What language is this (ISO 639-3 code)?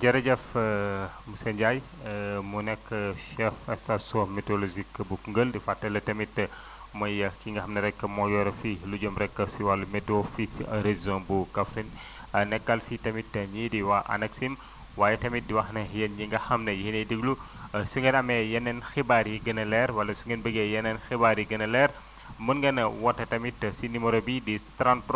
wol